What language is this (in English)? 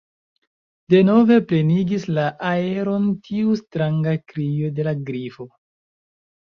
Esperanto